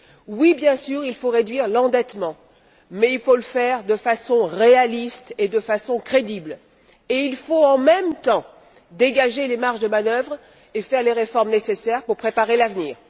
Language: French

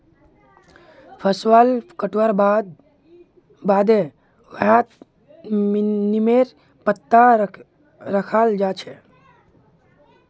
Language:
Magahi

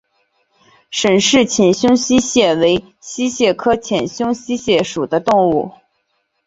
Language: Chinese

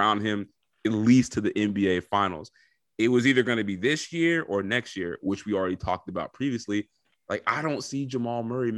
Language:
English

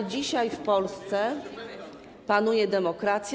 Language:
Polish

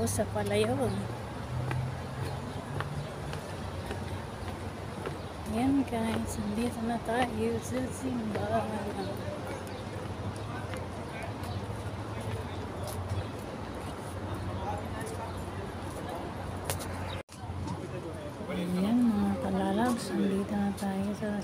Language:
Filipino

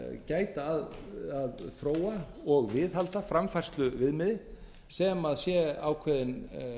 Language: Icelandic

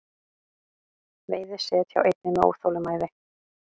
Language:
Icelandic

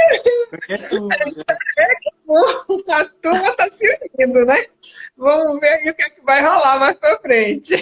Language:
Portuguese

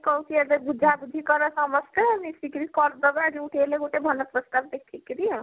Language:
Odia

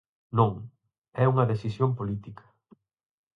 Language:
Galician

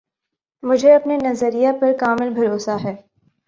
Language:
Urdu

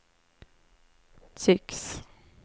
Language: Swedish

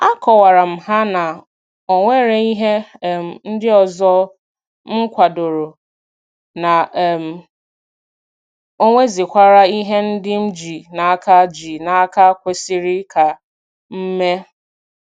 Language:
Igbo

